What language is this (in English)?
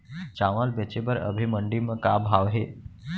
Chhattisgarhi